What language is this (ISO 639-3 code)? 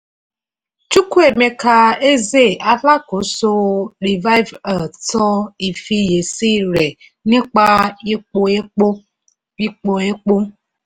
yor